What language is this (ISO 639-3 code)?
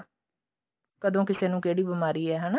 pan